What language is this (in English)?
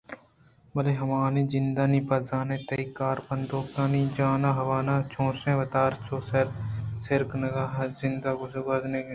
Eastern Balochi